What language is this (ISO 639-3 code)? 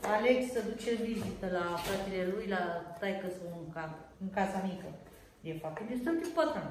ron